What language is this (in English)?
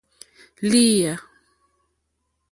Mokpwe